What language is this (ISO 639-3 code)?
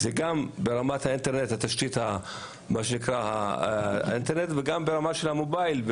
heb